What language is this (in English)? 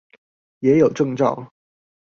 Chinese